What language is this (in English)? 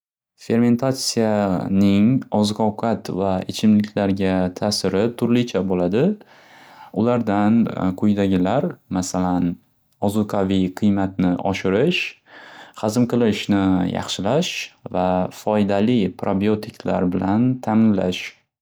Uzbek